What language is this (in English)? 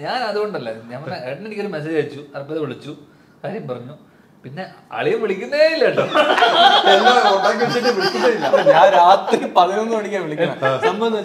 Malayalam